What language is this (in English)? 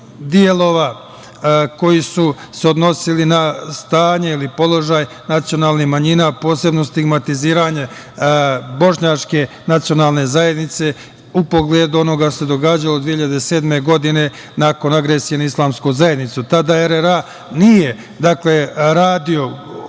Serbian